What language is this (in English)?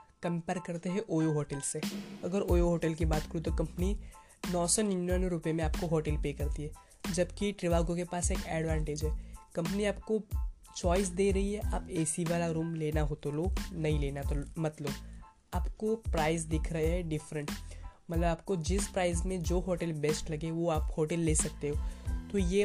Hindi